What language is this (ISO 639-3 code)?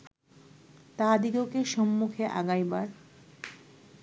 ben